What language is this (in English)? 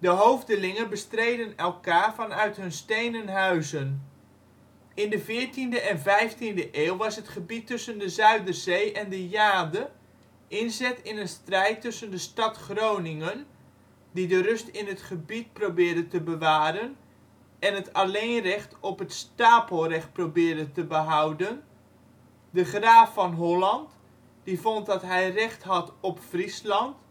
Dutch